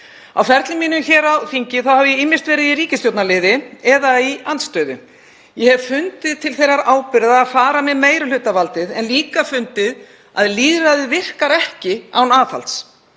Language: Icelandic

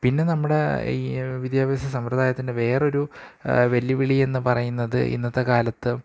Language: Malayalam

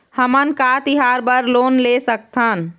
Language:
Chhattisgarhi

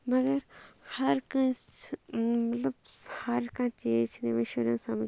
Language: Kashmiri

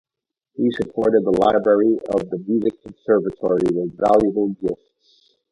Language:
English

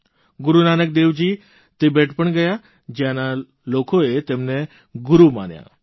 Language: Gujarati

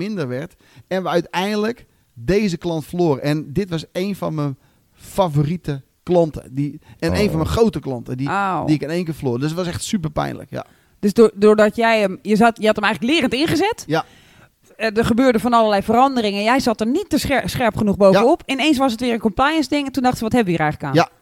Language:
Dutch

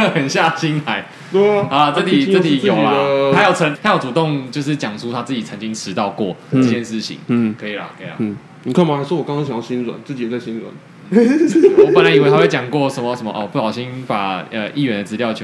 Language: Chinese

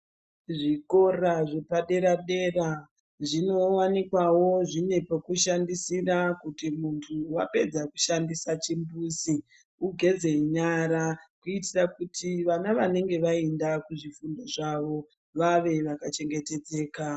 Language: Ndau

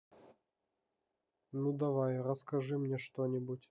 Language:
Russian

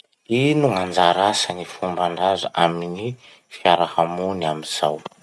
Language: Masikoro Malagasy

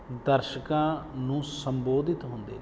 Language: Punjabi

